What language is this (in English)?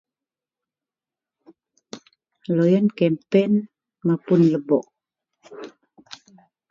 Central Melanau